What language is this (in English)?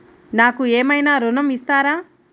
Telugu